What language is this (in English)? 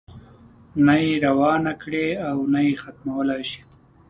Pashto